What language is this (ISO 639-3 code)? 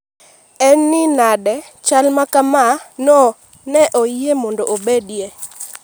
luo